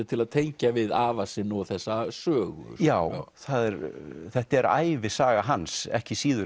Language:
Icelandic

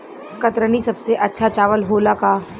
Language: Bhojpuri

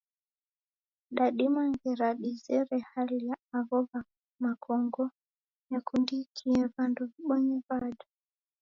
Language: Taita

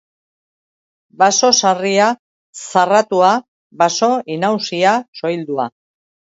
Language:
Basque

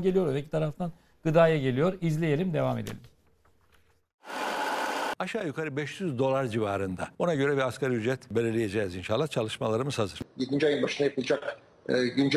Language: Turkish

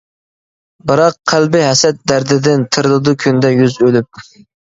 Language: Uyghur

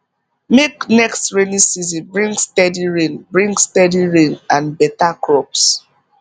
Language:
Nigerian Pidgin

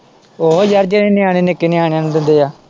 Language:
Punjabi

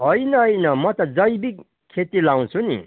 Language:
Nepali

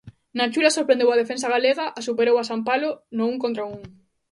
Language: Galician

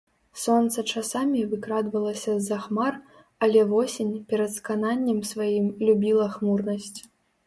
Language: Belarusian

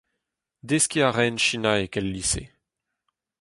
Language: Breton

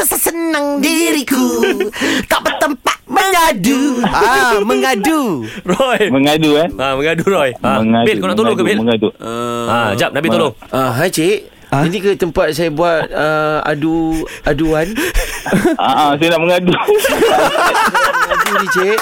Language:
Malay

